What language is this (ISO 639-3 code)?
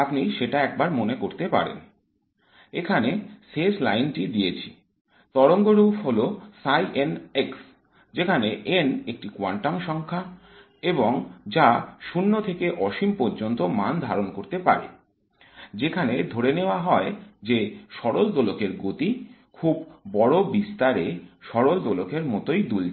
ben